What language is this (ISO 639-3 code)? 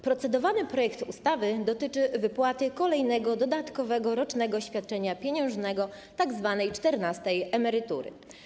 pol